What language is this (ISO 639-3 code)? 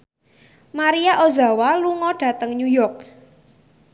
jav